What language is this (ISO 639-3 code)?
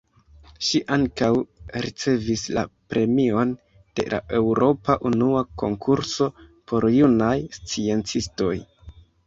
epo